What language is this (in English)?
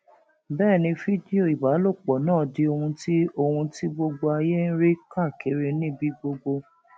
Yoruba